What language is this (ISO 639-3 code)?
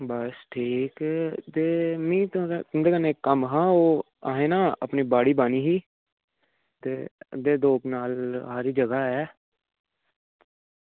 doi